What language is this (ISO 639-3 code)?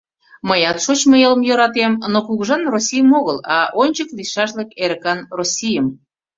chm